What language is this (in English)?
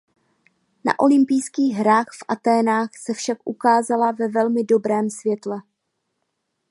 Czech